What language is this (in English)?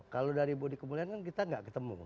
Indonesian